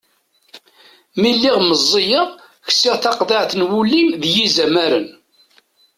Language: Kabyle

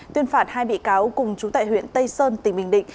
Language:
Vietnamese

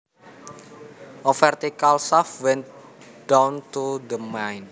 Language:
Javanese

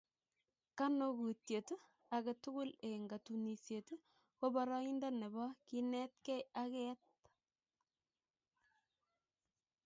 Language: Kalenjin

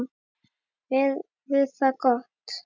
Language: Icelandic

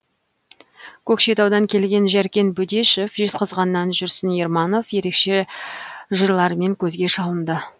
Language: Kazakh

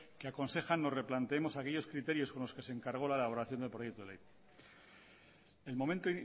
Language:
Spanish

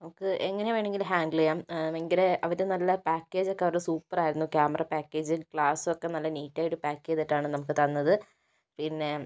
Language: Malayalam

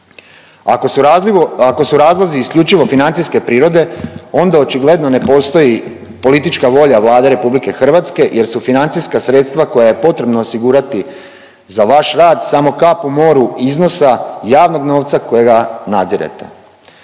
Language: Croatian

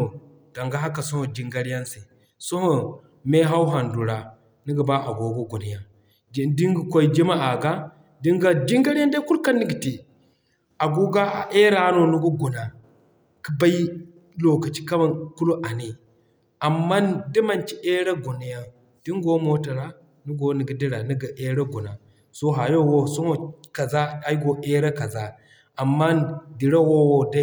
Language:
Zarma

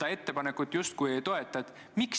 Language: Estonian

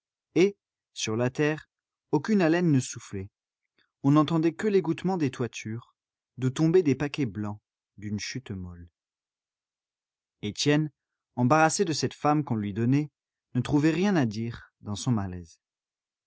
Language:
French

